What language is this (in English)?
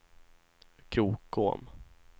Swedish